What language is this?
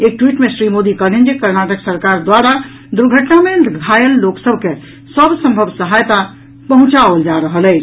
Maithili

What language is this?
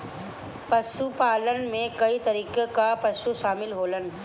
Bhojpuri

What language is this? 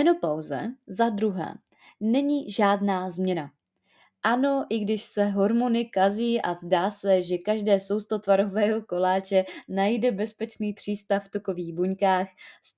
Czech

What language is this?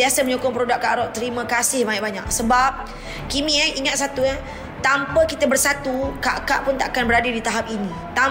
Malay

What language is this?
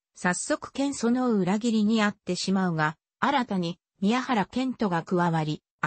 Japanese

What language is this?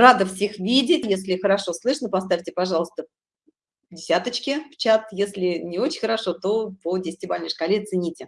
Russian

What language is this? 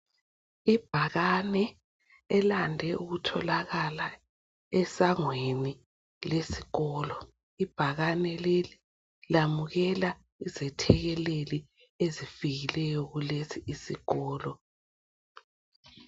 North Ndebele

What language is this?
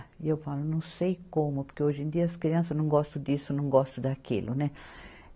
Portuguese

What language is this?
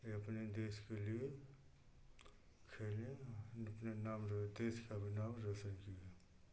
Hindi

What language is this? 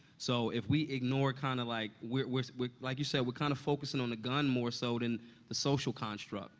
English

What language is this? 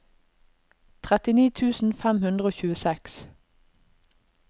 Norwegian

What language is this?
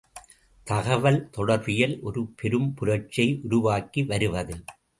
Tamil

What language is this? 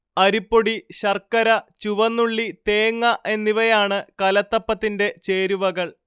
Malayalam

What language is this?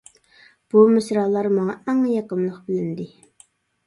Uyghur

